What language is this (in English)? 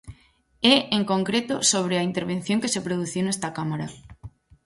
Galician